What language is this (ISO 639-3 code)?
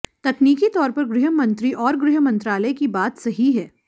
hin